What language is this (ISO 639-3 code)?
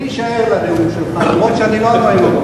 heb